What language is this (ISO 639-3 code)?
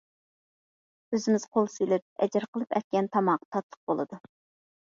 uig